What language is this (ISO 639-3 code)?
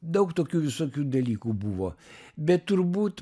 lit